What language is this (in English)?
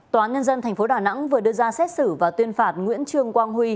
Vietnamese